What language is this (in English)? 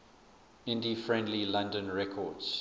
English